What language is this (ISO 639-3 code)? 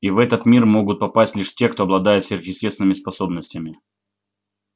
rus